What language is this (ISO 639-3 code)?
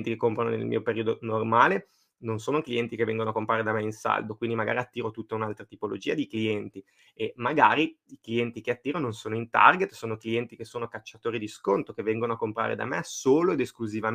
ita